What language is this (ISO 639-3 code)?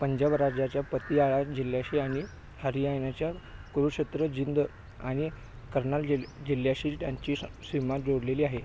mar